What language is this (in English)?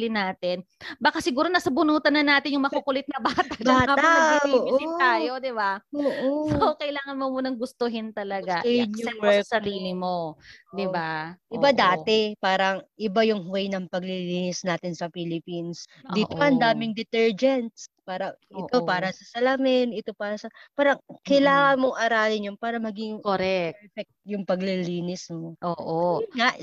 Filipino